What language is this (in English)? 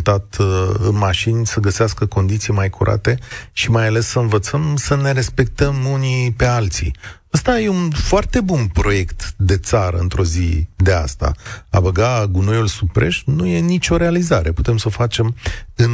Romanian